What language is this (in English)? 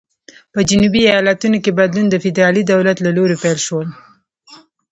Pashto